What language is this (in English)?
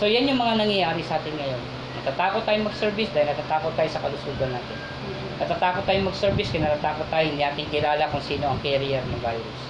Filipino